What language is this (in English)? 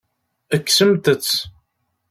Kabyle